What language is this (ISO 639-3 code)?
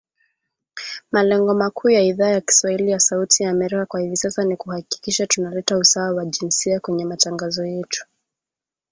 swa